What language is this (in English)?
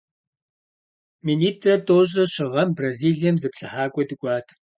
Kabardian